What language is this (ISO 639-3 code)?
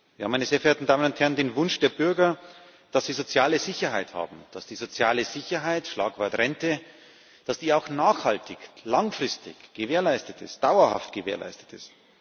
deu